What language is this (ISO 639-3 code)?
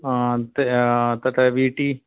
san